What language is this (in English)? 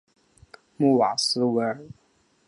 Chinese